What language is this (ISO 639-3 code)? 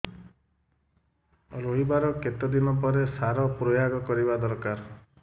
ori